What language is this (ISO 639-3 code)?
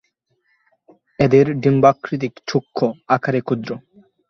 ben